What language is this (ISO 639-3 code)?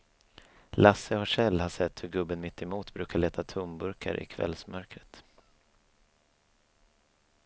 swe